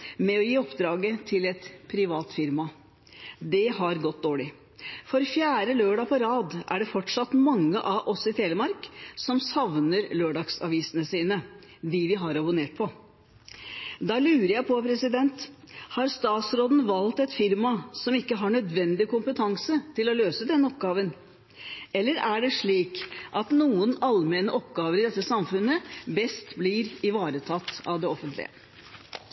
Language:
Norwegian Bokmål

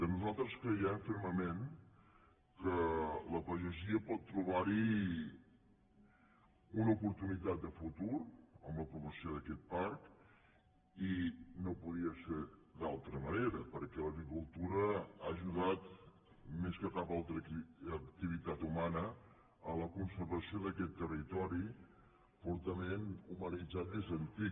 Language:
Catalan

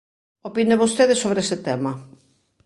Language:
Galician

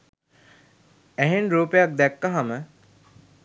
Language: Sinhala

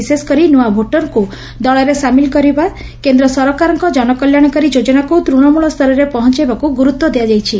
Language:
Odia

